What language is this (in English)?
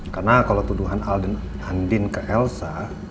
Indonesian